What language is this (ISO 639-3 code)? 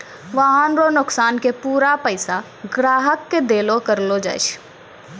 mai